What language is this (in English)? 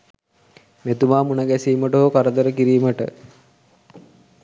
Sinhala